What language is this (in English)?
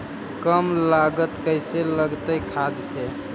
Magahi